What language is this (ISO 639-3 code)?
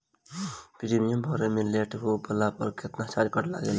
bho